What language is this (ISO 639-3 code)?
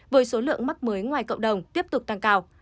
vie